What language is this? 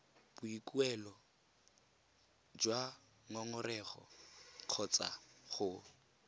Tswana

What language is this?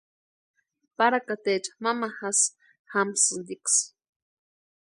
Western Highland Purepecha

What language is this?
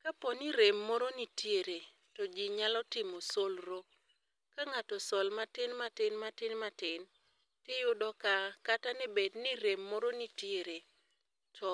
Luo (Kenya and Tanzania)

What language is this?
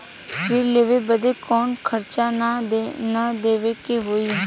Bhojpuri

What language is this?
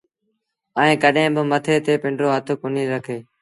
Sindhi Bhil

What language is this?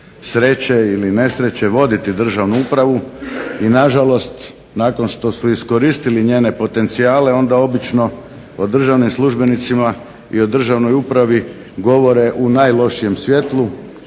Croatian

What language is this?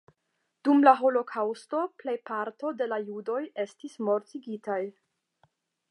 Esperanto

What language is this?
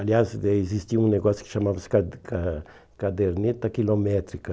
Portuguese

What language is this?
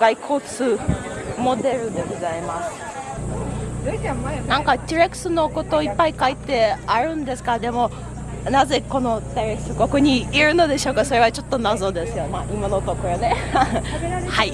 Japanese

